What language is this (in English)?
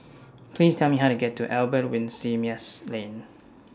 English